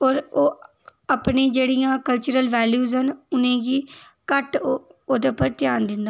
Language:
Dogri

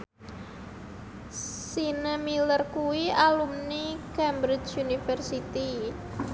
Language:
Javanese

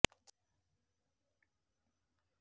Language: Odia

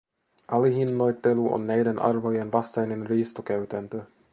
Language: Finnish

